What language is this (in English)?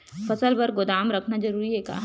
Chhattisgarhi